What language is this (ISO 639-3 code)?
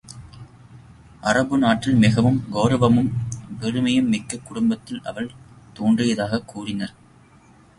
tam